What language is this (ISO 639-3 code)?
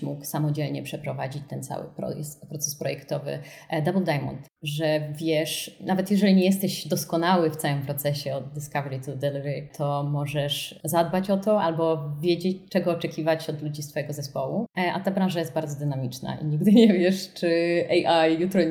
pol